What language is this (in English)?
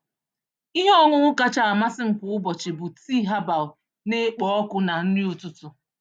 Igbo